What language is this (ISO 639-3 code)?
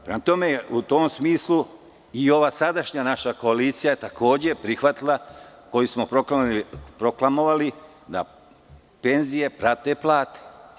srp